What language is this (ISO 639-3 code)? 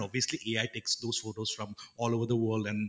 asm